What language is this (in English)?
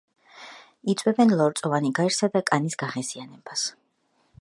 Georgian